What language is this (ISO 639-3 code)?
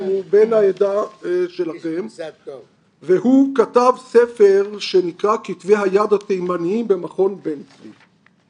heb